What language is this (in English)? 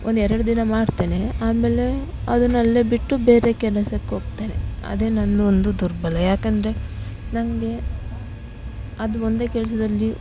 Kannada